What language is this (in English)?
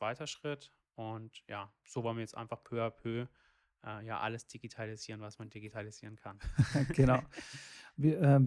German